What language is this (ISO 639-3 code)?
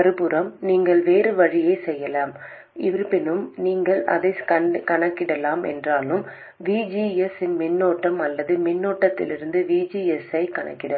tam